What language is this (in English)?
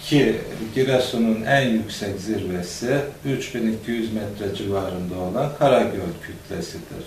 Turkish